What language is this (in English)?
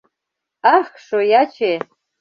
Mari